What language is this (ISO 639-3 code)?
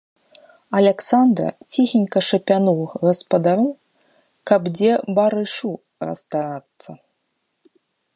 bel